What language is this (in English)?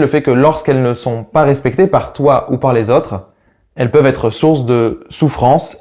French